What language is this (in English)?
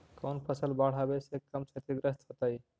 Magahi